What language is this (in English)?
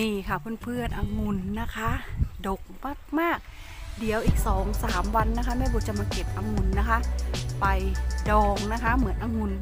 Thai